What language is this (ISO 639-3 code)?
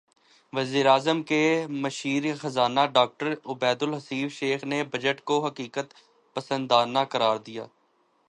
urd